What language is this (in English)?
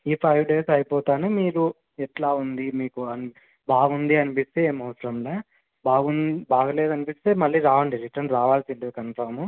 Telugu